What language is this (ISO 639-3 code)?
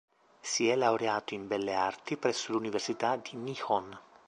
ita